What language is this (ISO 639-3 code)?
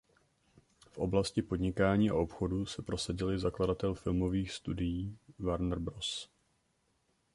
ces